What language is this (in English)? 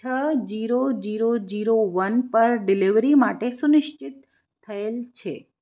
Gujarati